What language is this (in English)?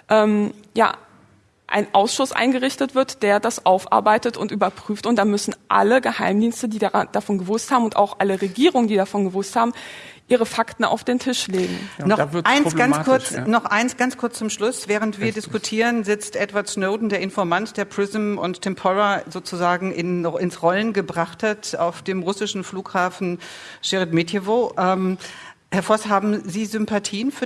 German